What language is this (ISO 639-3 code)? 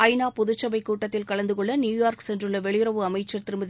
tam